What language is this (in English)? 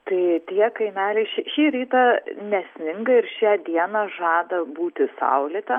Lithuanian